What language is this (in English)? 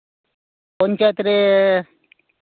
Santali